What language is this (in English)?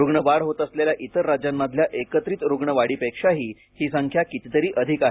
Marathi